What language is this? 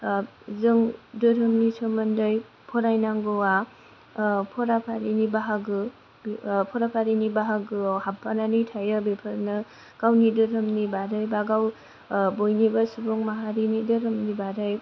Bodo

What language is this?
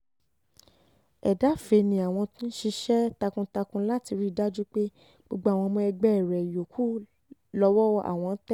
Yoruba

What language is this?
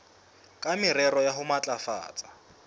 Southern Sotho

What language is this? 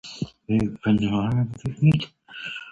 Dutch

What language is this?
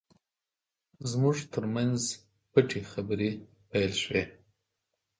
Pashto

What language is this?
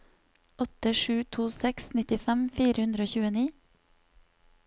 Norwegian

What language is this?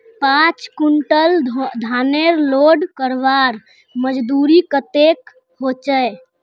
Magahi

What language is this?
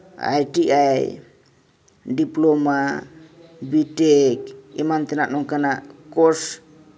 Santali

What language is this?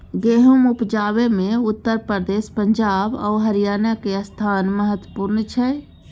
Maithili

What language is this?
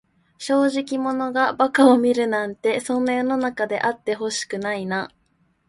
Japanese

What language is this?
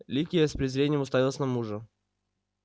Russian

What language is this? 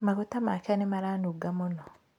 Kikuyu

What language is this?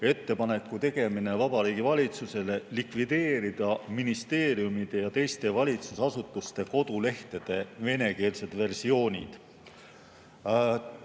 Estonian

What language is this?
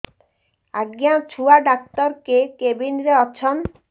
Odia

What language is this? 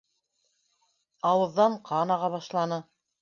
Bashkir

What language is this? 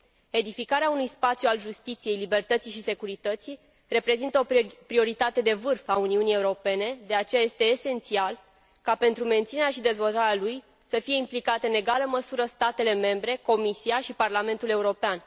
Romanian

